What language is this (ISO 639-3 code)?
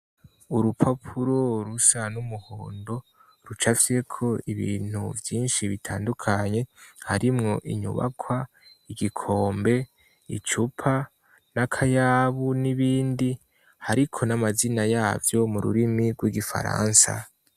run